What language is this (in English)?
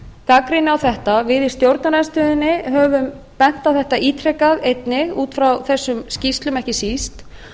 Icelandic